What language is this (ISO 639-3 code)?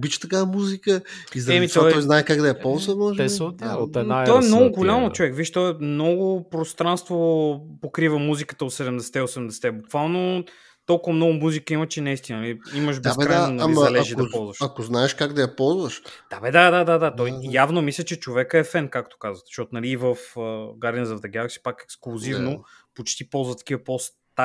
bul